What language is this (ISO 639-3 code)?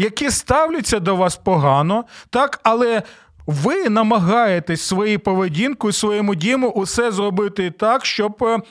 ukr